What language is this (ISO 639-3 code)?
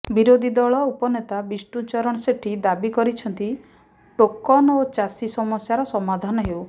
ori